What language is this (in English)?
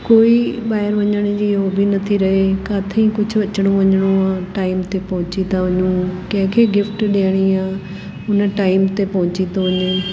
Sindhi